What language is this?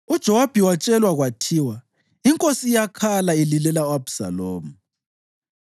North Ndebele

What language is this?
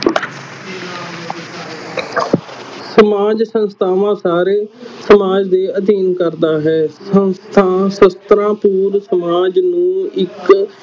Punjabi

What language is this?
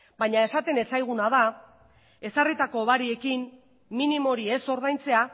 Basque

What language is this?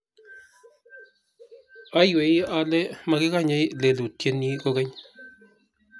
Kalenjin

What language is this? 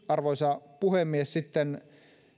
Finnish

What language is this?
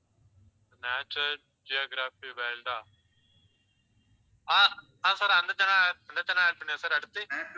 Tamil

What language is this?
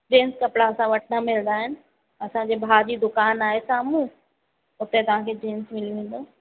Sindhi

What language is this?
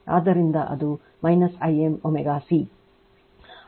Kannada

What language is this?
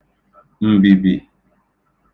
Igbo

